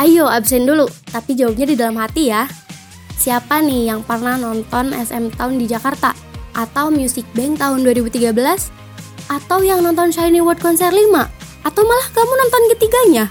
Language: Indonesian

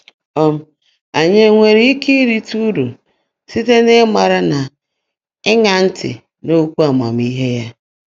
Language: Igbo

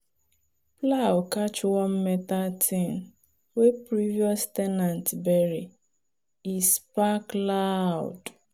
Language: Nigerian Pidgin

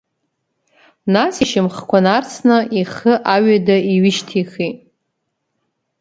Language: Abkhazian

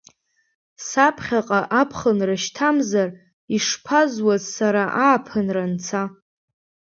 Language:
Abkhazian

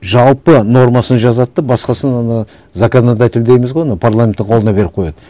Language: Kazakh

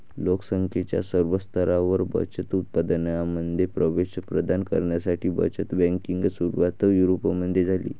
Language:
Marathi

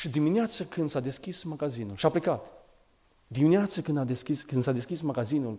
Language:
Romanian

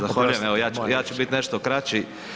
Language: Croatian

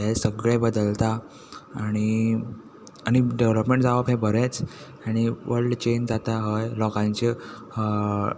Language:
Konkani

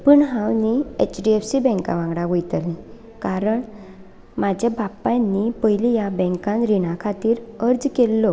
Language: Konkani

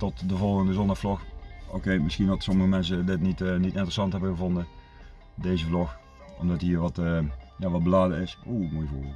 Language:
Dutch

